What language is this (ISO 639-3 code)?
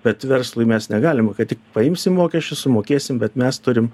lit